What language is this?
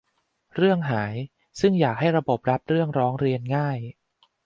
Thai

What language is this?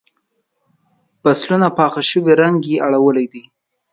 Pashto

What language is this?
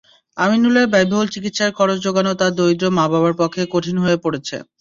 Bangla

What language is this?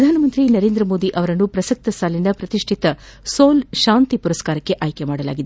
Kannada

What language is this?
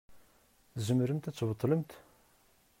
Kabyle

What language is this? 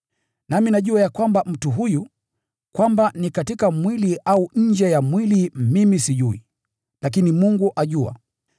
Swahili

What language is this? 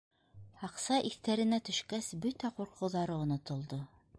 Bashkir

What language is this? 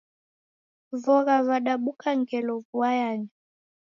Taita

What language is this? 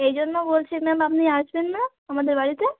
Bangla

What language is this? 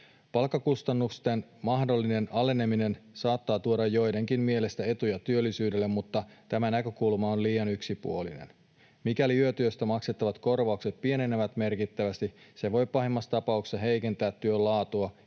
Finnish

